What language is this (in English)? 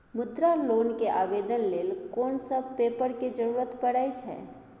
Maithili